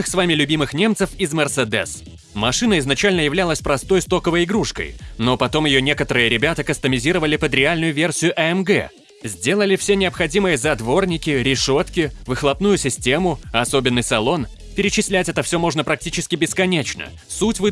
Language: Russian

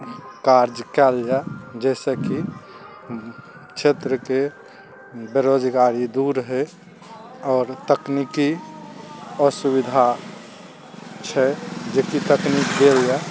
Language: Maithili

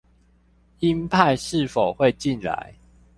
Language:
Chinese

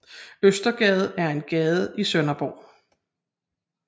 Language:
Danish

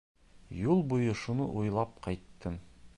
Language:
Bashkir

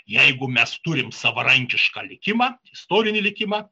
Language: Lithuanian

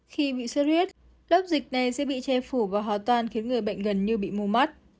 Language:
Vietnamese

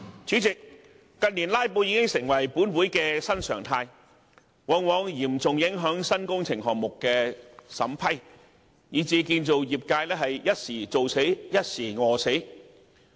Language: Cantonese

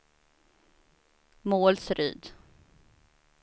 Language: Swedish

